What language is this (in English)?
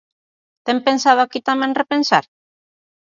Galician